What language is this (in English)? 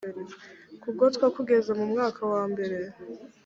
Kinyarwanda